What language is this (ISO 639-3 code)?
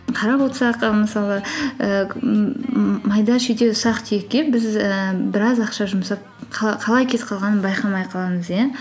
kaz